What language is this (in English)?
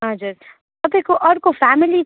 Nepali